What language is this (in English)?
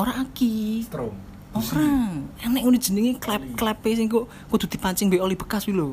Indonesian